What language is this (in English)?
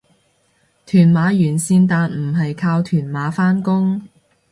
Cantonese